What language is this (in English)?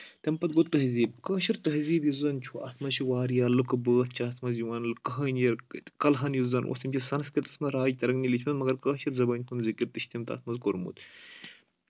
Kashmiri